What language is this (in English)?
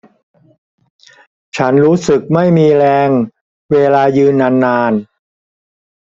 Thai